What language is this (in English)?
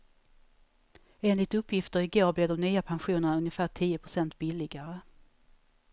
Swedish